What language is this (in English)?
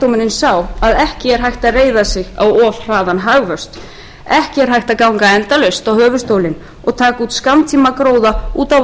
Icelandic